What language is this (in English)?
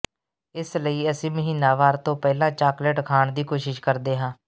Punjabi